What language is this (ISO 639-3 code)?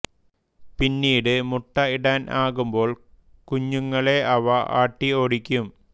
mal